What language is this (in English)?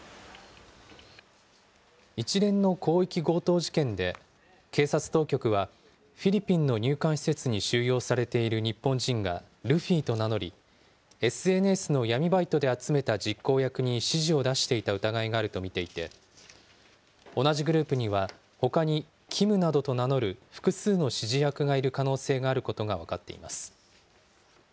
Japanese